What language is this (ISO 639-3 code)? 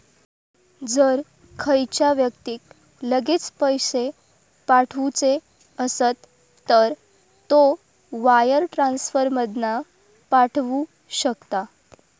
mar